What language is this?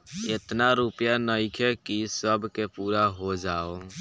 Bhojpuri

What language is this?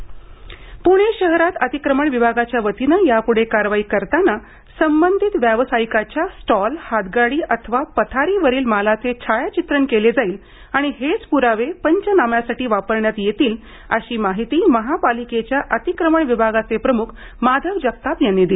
Marathi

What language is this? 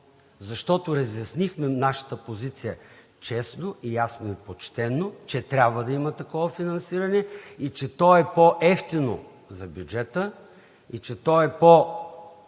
Bulgarian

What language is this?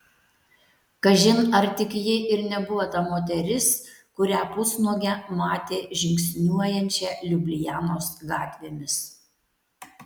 Lithuanian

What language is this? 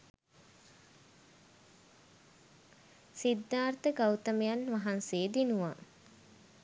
Sinhala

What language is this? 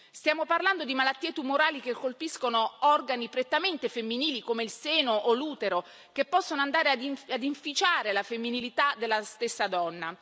Italian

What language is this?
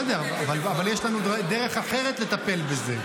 Hebrew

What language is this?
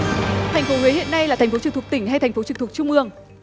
Vietnamese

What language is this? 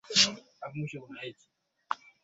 Swahili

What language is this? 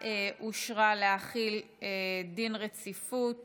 Hebrew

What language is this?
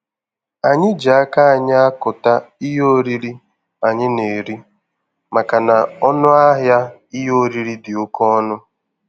Igbo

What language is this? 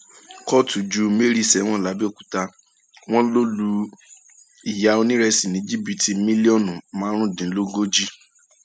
Yoruba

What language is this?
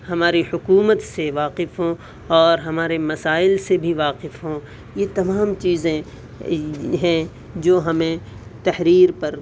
Urdu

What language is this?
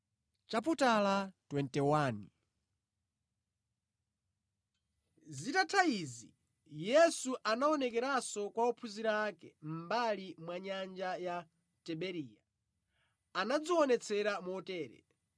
Nyanja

